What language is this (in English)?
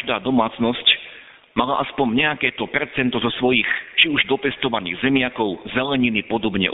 Slovak